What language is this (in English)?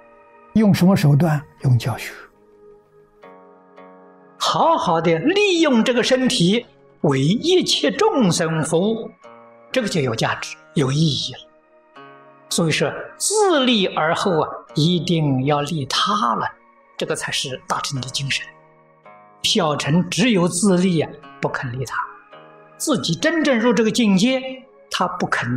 Chinese